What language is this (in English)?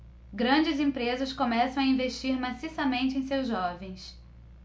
Portuguese